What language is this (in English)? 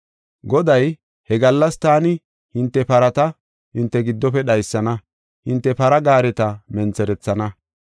Gofa